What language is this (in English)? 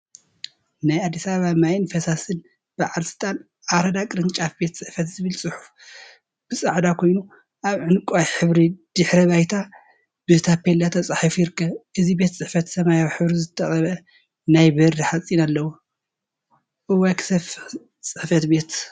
Tigrinya